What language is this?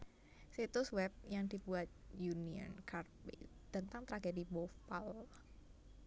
Javanese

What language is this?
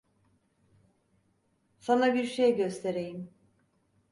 Turkish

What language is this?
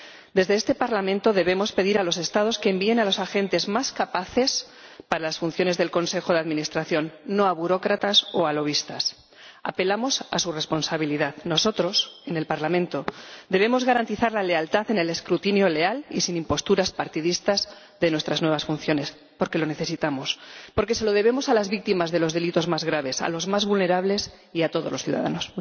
Spanish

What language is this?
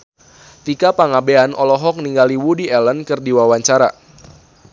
Sundanese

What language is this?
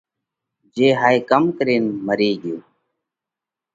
Parkari Koli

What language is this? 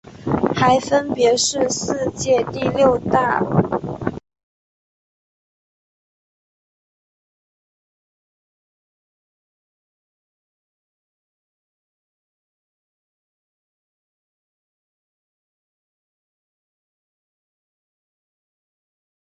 Chinese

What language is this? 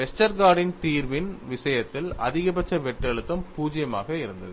Tamil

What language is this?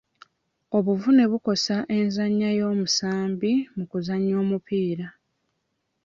Ganda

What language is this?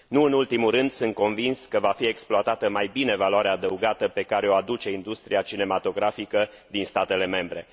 Romanian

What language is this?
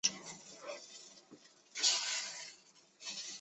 Chinese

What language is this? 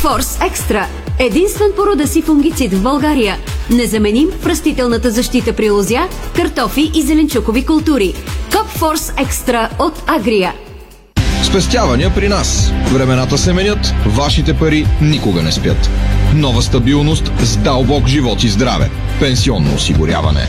Bulgarian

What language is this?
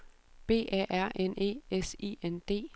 Danish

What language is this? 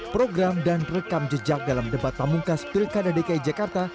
Indonesian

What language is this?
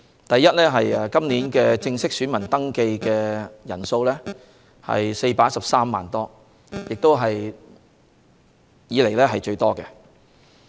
Cantonese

